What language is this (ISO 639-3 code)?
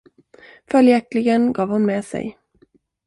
swe